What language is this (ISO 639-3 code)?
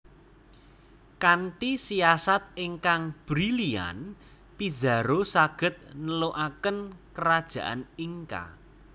jav